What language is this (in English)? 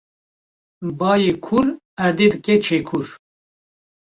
Kurdish